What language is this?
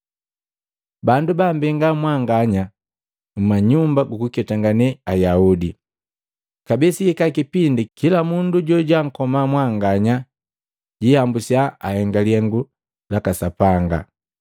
Matengo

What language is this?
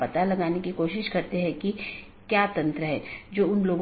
Hindi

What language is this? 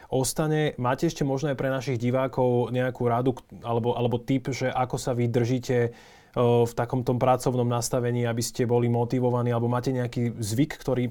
Slovak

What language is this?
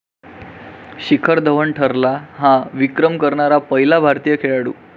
Marathi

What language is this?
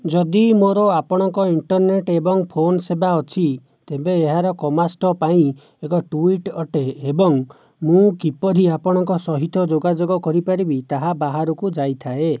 Odia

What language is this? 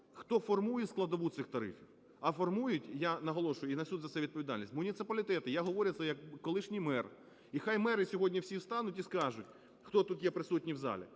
Ukrainian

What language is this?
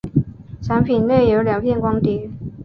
Chinese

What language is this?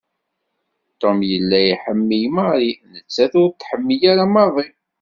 Kabyle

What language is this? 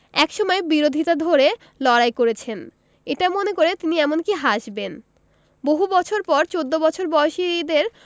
Bangla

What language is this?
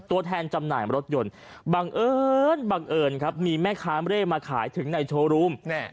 Thai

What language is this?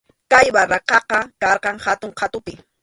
Arequipa-La Unión Quechua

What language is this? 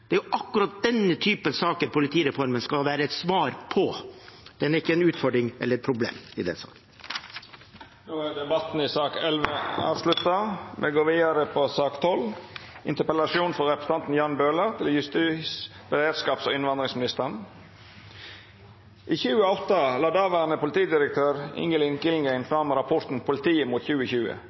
Norwegian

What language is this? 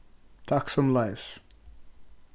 Faroese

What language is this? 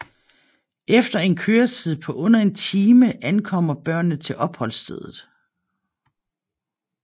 Danish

